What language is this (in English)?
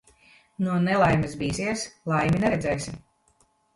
Latvian